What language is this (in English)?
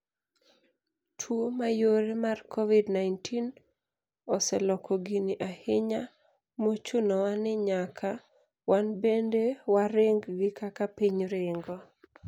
Luo (Kenya and Tanzania)